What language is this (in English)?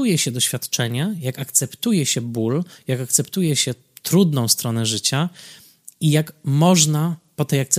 Polish